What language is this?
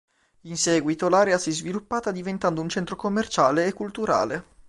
Italian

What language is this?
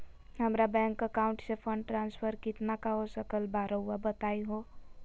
Magahi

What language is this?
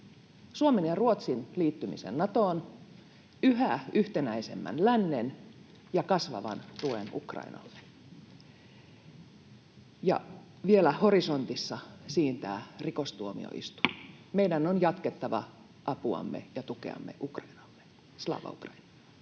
Finnish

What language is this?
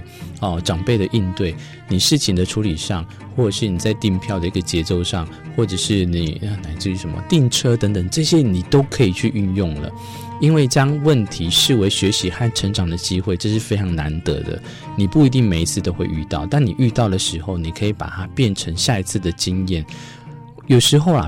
Chinese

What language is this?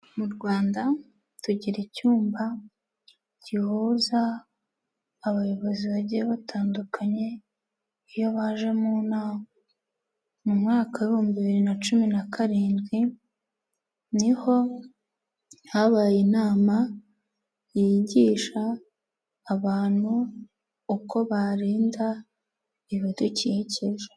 Kinyarwanda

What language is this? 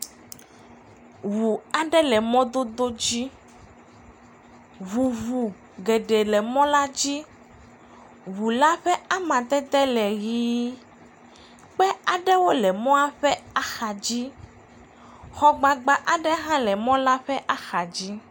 Ewe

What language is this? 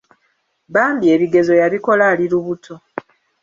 Ganda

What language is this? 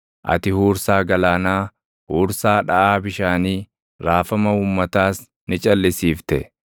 Oromo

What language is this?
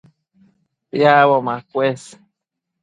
Matsés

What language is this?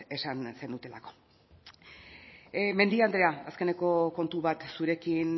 Basque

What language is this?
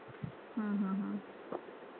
Marathi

